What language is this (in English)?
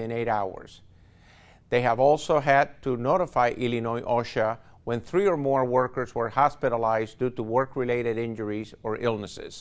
English